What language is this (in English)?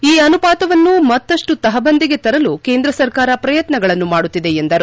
Kannada